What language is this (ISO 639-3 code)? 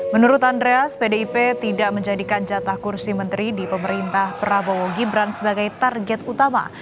ind